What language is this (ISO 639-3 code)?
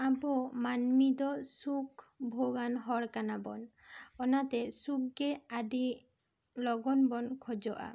sat